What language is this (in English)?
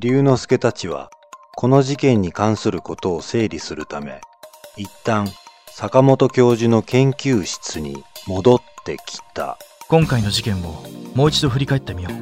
Japanese